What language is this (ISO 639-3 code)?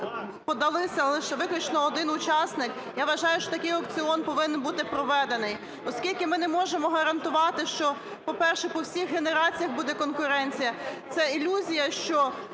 ukr